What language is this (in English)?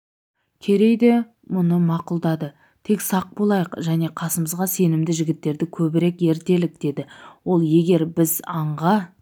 Kazakh